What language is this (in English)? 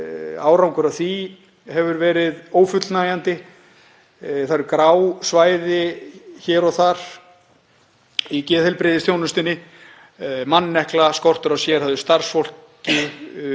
Icelandic